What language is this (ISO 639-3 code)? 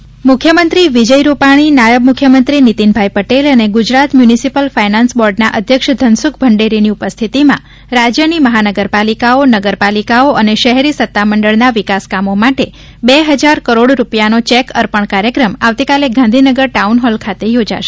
guj